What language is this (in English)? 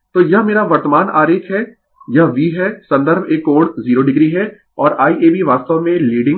Hindi